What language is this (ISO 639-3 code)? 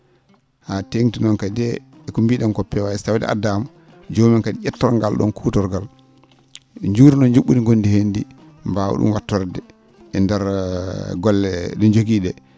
ful